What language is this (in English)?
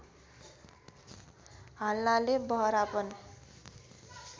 Nepali